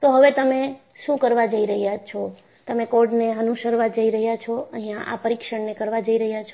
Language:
Gujarati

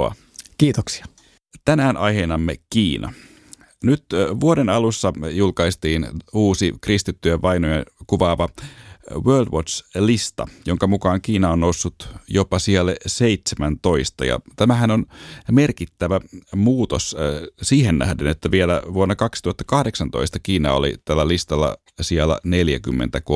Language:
Finnish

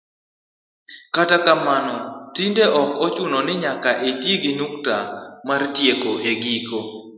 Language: Luo (Kenya and Tanzania)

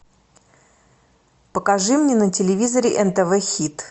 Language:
Russian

